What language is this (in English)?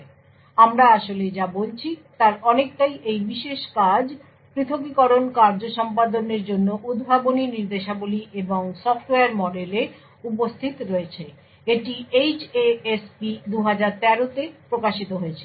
Bangla